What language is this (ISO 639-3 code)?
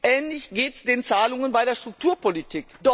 deu